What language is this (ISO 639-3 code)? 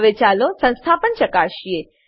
guj